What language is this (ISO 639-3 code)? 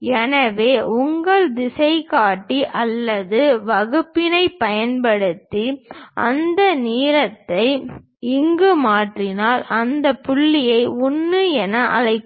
tam